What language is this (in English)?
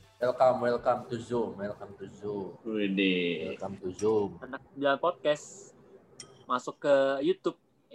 Indonesian